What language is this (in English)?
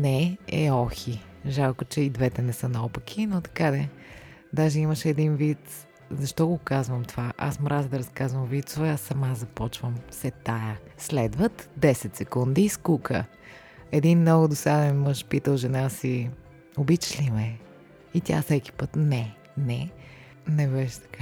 Bulgarian